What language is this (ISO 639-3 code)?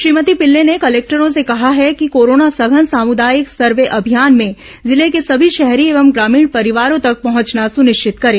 hin